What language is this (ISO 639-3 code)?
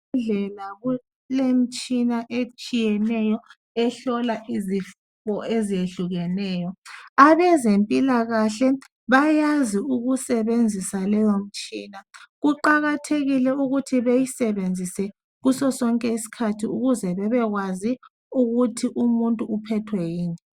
nde